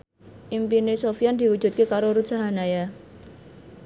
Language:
Javanese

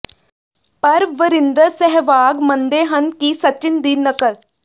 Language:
Punjabi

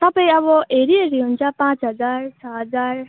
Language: Nepali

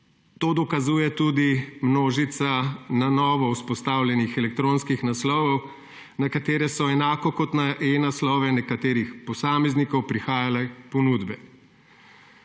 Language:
Slovenian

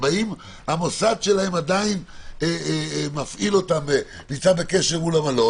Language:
Hebrew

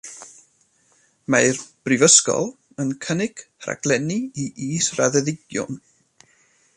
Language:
Welsh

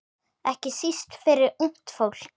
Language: Icelandic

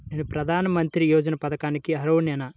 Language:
Telugu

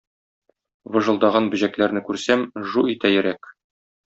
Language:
Tatar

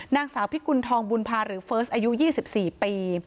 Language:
Thai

